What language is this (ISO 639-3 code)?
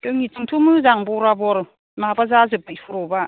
brx